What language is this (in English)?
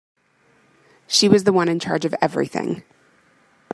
English